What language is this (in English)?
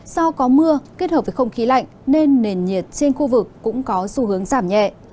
Vietnamese